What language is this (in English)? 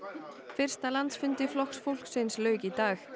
Icelandic